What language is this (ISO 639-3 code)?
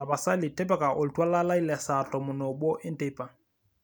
mas